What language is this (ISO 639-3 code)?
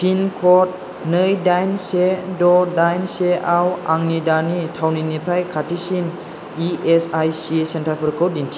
brx